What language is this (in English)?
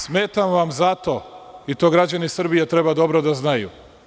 Serbian